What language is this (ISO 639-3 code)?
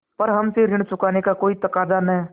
hin